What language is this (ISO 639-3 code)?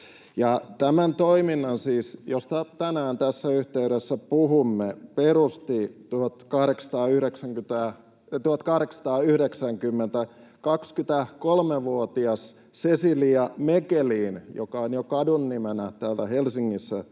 fin